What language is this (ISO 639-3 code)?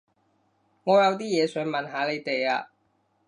yue